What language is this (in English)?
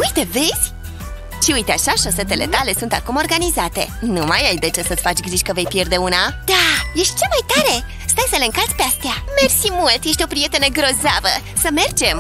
Romanian